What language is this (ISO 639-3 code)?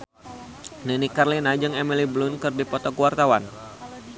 sun